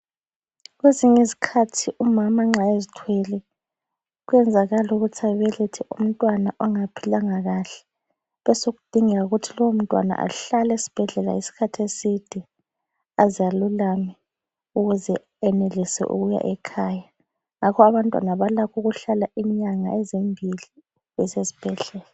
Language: North Ndebele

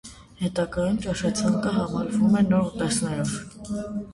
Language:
Armenian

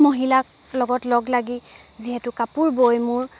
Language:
Assamese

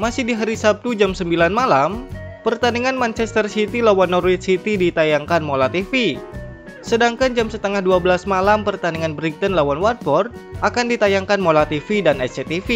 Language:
Indonesian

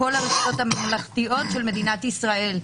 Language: Hebrew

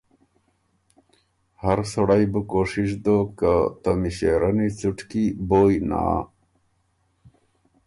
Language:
Ormuri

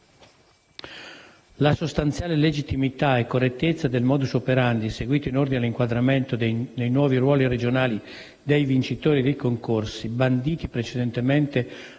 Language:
Italian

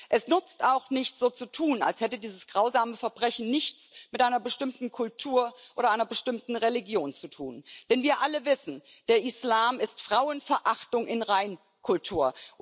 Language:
German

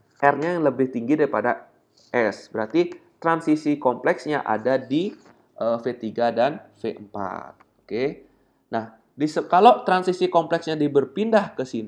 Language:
Indonesian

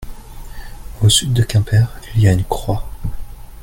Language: French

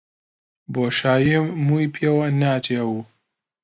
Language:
Central Kurdish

